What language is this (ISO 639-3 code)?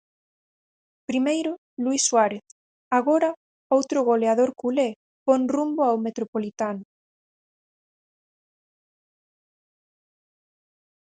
glg